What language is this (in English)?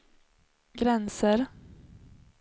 Swedish